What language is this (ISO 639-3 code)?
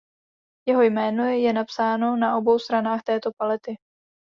ces